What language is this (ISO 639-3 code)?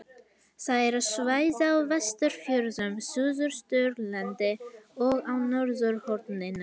isl